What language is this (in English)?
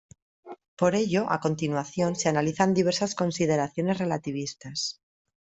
Spanish